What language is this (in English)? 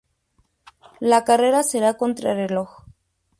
Spanish